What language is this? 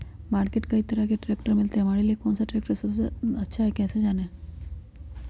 Magahi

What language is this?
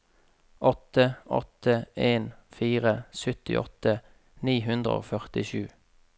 Norwegian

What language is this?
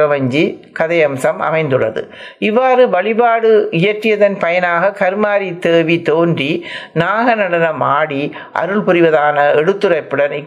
Tamil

